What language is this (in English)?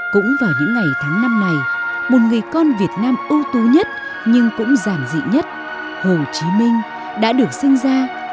Vietnamese